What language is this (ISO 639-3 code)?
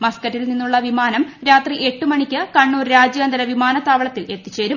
mal